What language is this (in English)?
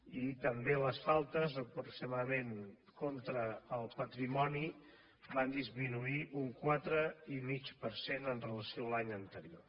Catalan